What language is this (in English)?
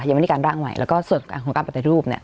Thai